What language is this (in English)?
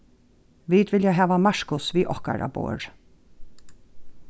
Faroese